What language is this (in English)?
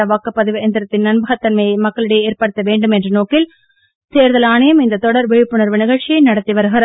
Tamil